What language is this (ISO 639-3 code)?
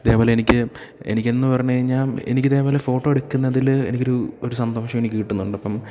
mal